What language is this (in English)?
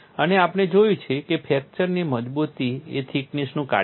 Gujarati